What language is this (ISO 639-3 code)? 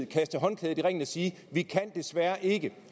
dan